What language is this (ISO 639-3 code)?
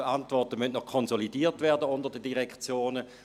gsw